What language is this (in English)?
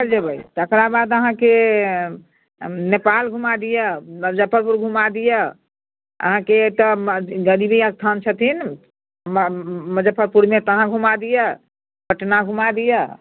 Maithili